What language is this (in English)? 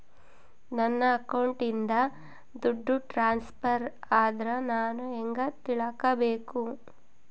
Kannada